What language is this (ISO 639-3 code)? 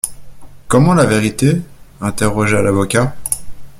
fra